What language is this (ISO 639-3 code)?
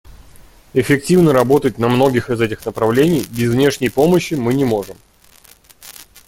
rus